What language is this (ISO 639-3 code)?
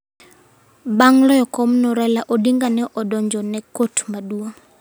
luo